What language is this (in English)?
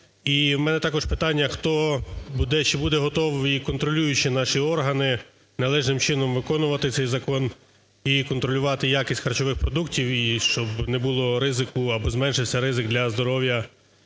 Ukrainian